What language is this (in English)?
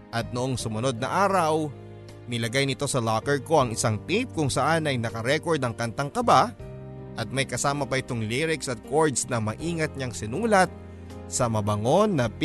Filipino